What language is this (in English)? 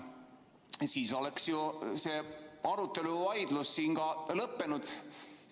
Estonian